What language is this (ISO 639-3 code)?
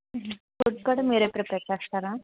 tel